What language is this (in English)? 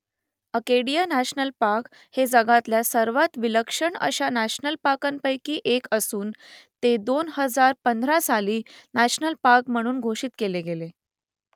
Marathi